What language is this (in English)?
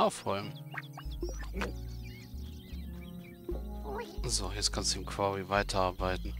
German